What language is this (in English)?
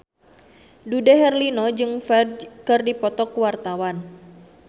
Sundanese